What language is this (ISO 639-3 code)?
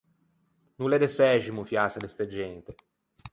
lij